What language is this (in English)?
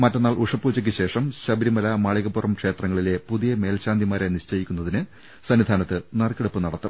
Malayalam